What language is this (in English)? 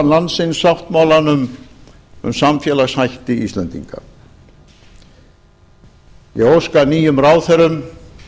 Icelandic